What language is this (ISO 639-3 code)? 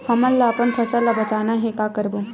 hne